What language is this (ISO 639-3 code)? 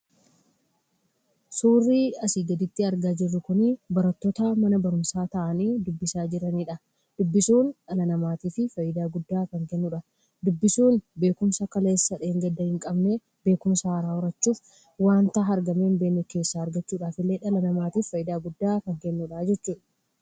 orm